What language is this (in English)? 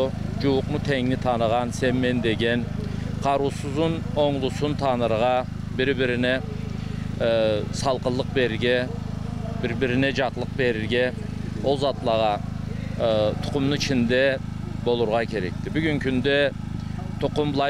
Turkish